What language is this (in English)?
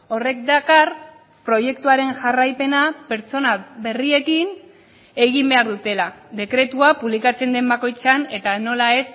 Basque